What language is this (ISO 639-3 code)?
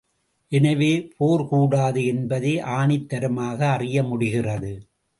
tam